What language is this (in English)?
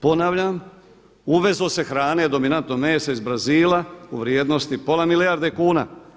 Croatian